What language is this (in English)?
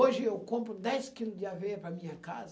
Portuguese